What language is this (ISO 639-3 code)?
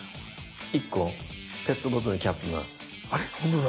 jpn